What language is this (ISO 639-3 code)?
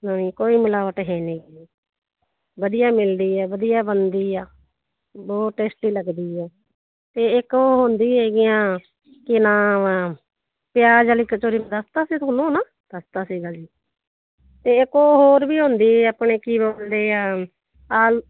pan